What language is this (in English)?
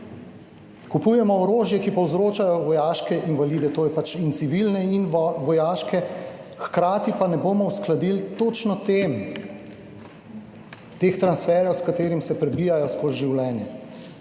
Slovenian